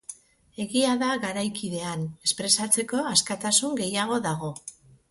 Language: Basque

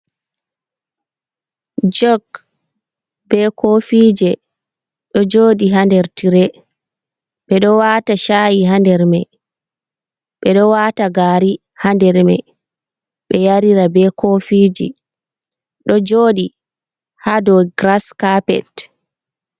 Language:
Fula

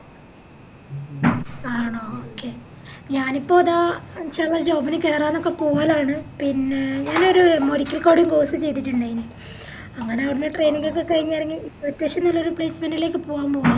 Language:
Malayalam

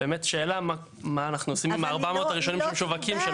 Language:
Hebrew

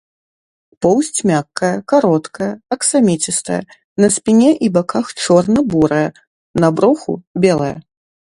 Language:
Belarusian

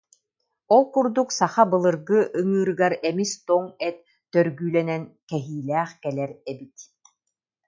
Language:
Yakut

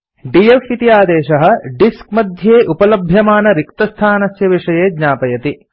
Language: Sanskrit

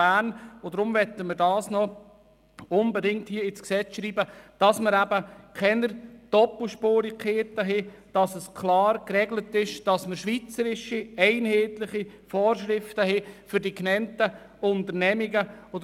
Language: Swiss German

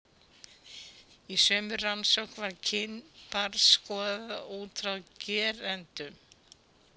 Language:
Icelandic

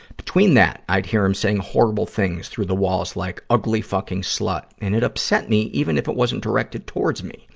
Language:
English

